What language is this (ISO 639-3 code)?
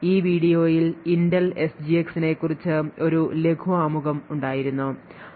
mal